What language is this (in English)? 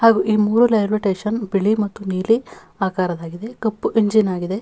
Kannada